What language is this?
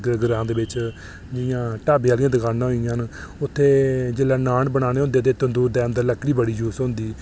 Dogri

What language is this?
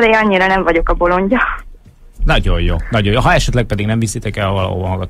Hungarian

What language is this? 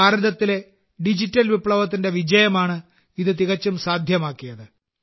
Malayalam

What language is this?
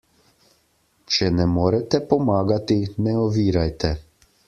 Slovenian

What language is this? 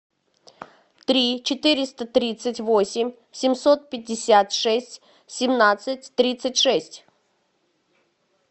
Russian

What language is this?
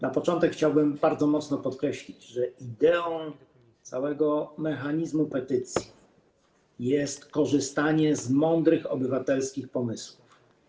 Polish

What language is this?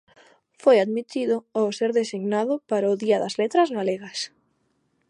Galician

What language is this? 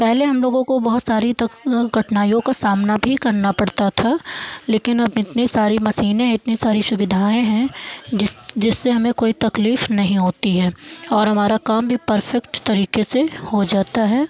Hindi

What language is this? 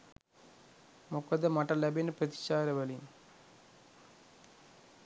Sinhala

